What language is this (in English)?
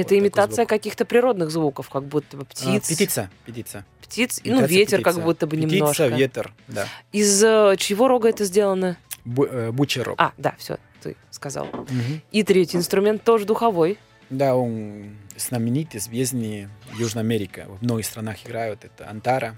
Russian